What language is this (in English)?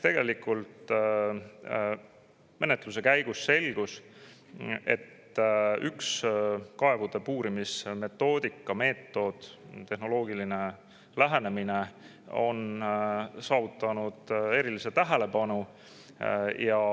Estonian